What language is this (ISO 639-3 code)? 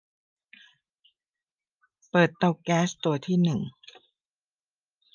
tha